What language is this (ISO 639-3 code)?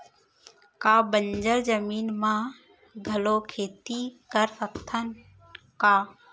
hne